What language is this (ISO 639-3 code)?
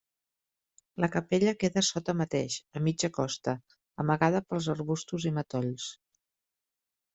cat